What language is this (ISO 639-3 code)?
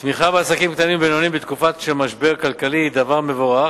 heb